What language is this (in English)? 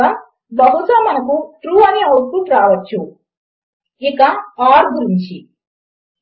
Telugu